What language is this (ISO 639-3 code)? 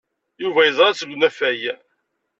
kab